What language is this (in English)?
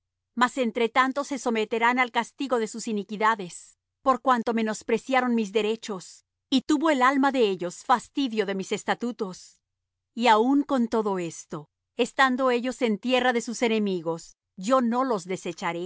Spanish